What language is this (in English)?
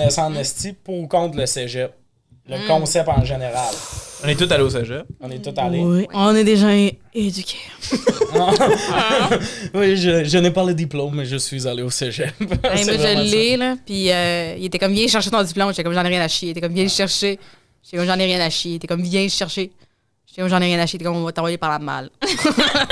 French